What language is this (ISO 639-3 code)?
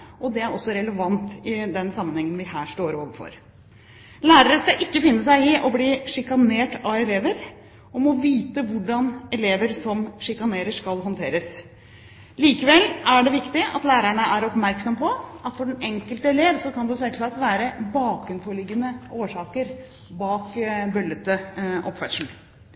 nob